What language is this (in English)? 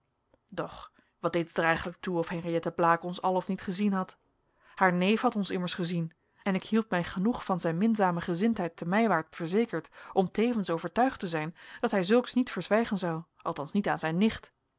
Dutch